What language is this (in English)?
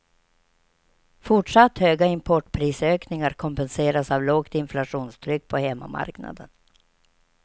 Swedish